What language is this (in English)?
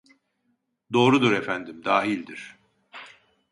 Turkish